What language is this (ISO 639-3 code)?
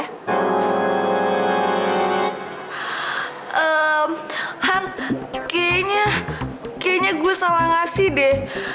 ind